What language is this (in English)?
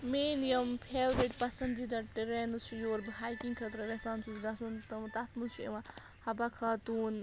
Kashmiri